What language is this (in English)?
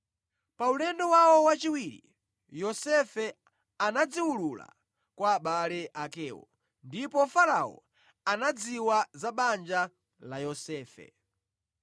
Nyanja